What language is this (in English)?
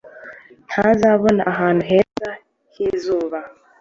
Kinyarwanda